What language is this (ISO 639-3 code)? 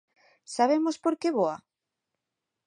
glg